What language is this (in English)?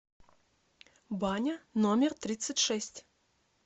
Russian